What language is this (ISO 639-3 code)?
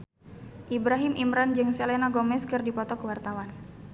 sun